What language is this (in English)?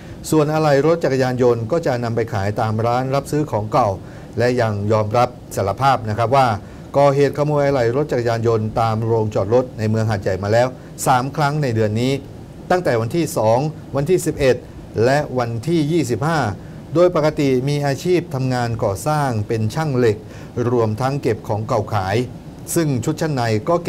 Thai